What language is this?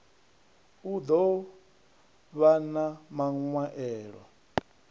Venda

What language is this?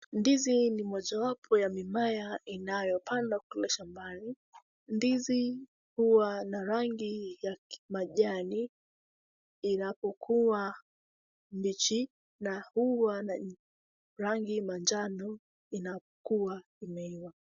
Swahili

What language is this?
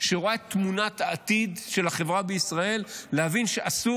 Hebrew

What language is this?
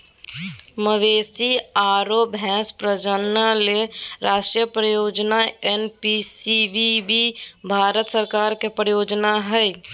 Magahi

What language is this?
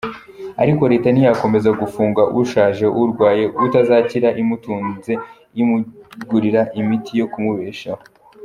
Kinyarwanda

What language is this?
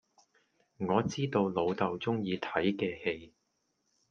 Cantonese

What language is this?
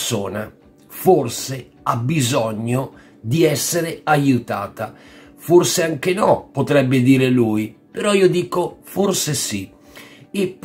Italian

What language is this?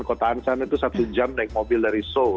Indonesian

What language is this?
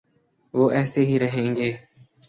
Urdu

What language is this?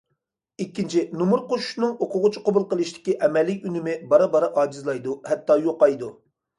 Uyghur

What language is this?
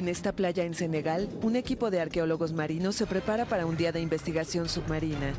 Spanish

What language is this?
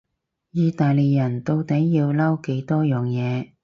Cantonese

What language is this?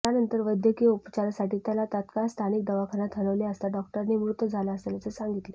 Marathi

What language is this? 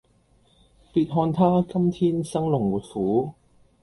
Cantonese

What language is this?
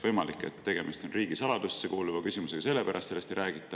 Estonian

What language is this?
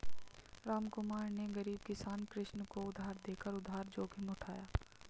Hindi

